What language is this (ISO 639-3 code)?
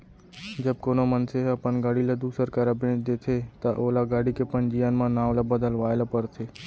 hne